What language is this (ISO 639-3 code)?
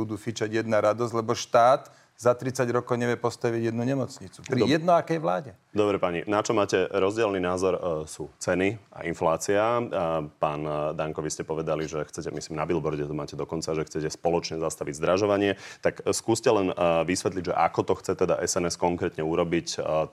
slk